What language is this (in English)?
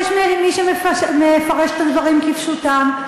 Hebrew